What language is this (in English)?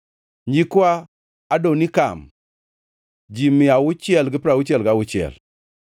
Luo (Kenya and Tanzania)